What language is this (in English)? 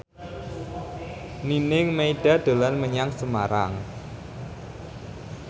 Javanese